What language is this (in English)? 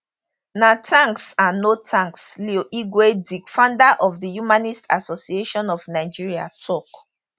Nigerian Pidgin